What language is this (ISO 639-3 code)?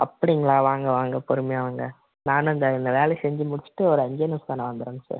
tam